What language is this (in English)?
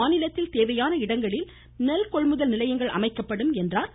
Tamil